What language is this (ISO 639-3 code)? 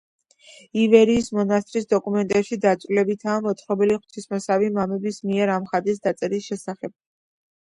kat